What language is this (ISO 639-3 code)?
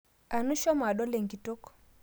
mas